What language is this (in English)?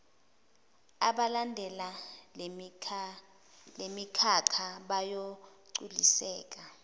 Zulu